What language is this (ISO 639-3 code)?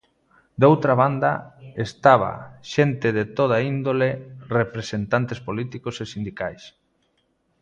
glg